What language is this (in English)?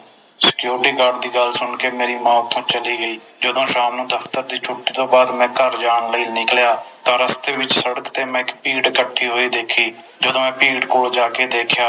Punjabi